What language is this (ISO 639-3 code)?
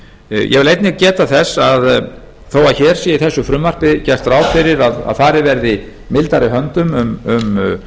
isl